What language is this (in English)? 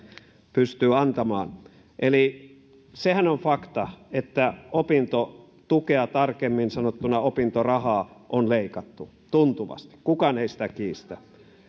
Finnish